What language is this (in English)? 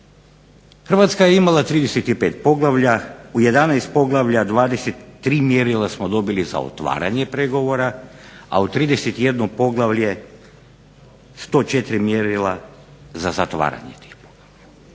Croatian